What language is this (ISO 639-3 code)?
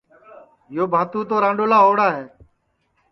ssi